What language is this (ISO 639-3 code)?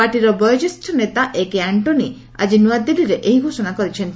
ori